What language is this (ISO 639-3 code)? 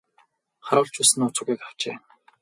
mon